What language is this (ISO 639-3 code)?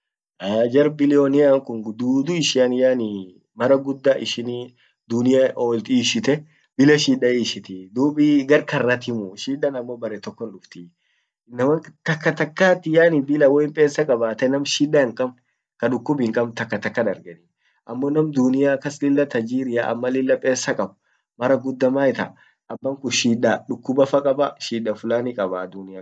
orc